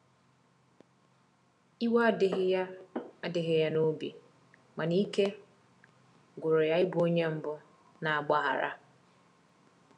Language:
Igbo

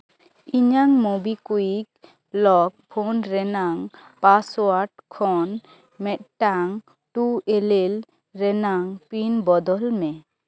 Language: Santali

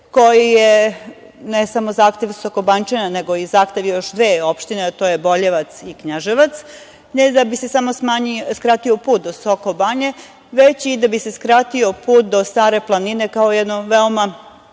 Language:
Serbian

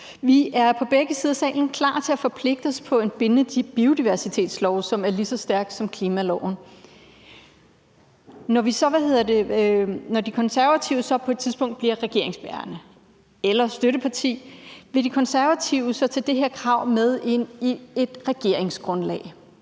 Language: Danish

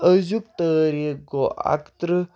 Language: Kashmiri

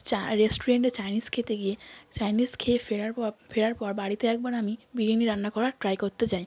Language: Bangla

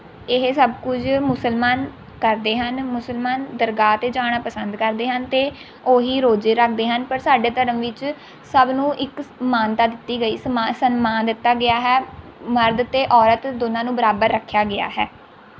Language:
Punjabi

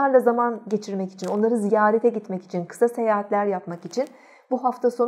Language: Turkish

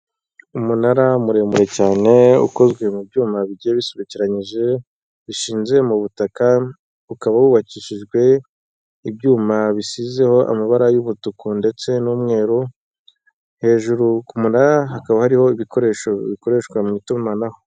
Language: Kinyarwanda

